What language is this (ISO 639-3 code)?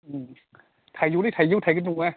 brx